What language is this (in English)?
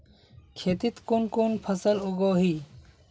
Magahi